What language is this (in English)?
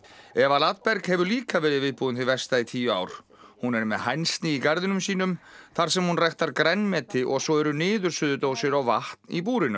Icelandic